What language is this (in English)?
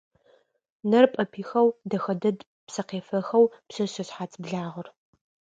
Adyghe